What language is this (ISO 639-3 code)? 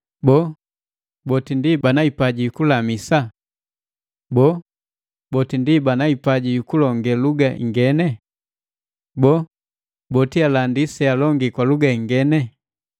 mgv